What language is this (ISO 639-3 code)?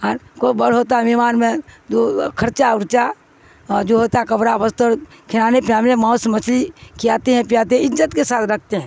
urd